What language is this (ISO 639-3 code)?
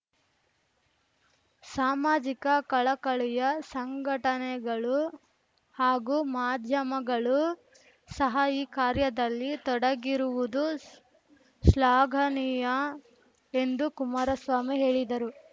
kan